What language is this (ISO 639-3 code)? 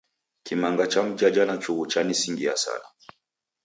dav